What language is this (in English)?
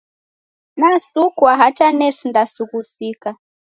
Taita